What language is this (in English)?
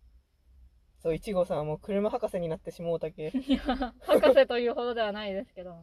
Japanese